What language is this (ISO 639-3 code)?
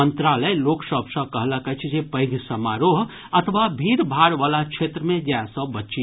mai